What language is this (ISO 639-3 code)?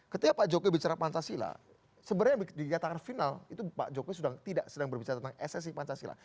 ind